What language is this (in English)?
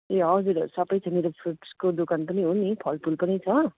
Nepali